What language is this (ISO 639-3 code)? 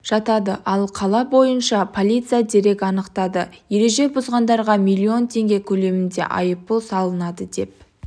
kaz